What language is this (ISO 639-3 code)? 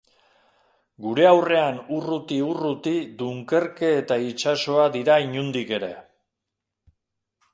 eus